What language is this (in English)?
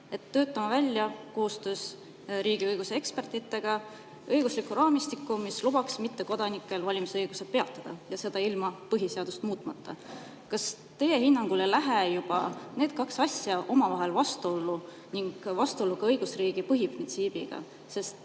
Estonian